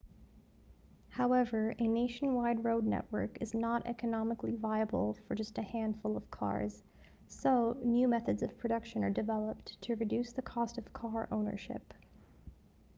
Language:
English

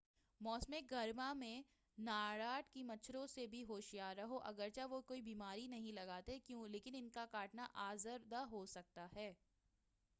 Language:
Urdu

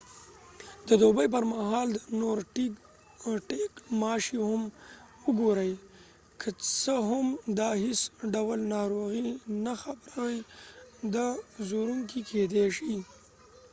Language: Pashto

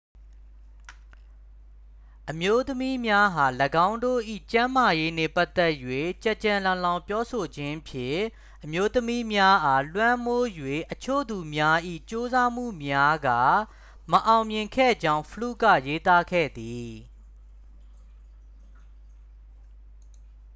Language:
Burmese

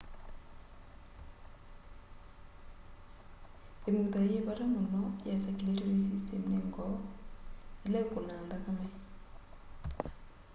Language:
Kamba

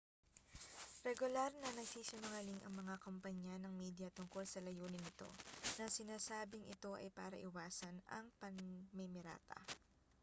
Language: Filipino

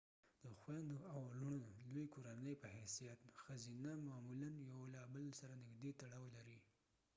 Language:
Pashto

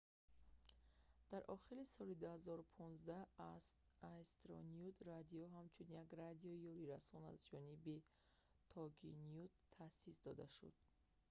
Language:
Tajik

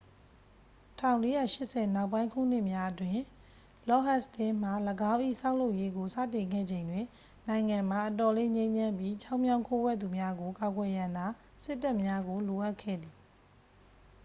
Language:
Burmese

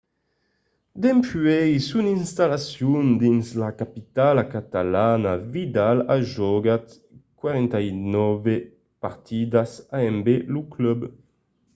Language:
Occitan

